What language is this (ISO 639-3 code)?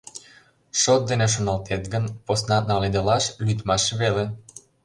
chm